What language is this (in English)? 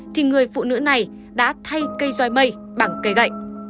Vietnamese